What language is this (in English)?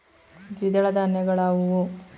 Kannada